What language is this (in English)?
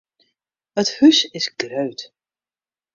Western Frisian